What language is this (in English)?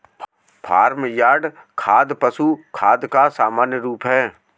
Hindi